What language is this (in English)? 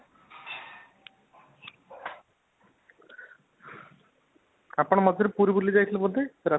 Odia